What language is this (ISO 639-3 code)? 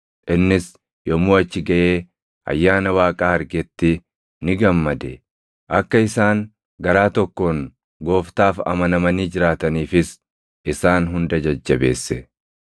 orm